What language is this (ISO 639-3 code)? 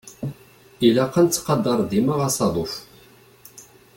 kab